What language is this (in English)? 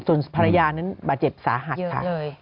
Thai